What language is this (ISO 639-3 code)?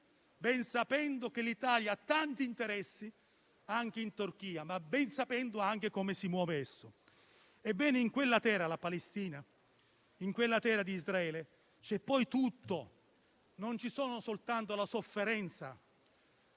ita